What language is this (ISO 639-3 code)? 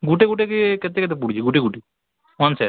ori